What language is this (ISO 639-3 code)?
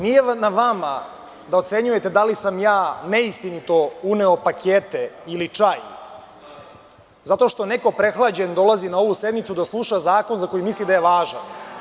srp